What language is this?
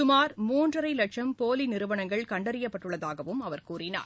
Tamil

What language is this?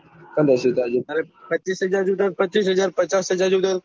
Gujarati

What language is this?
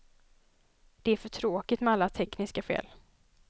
Swedish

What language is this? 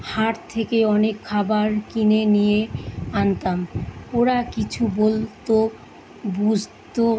Bangla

